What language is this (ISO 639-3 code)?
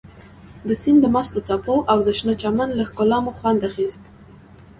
pus